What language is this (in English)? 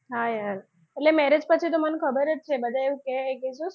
Gujarati